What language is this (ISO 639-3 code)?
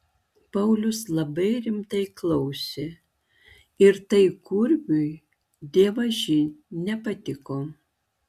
lit